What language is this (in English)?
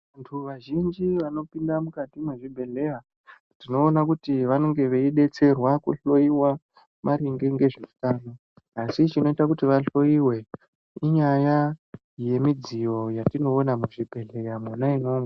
Ndau